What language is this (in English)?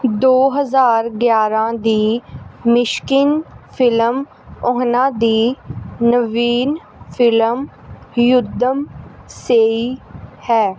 Punjabi